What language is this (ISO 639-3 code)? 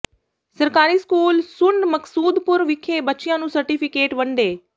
pan